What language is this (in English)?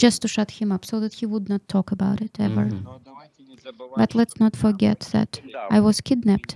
English